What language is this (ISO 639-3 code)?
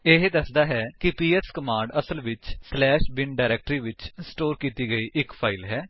pan